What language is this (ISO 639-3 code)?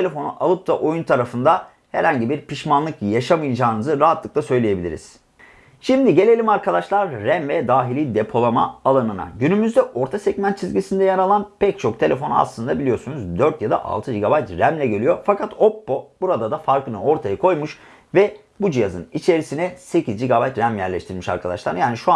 tur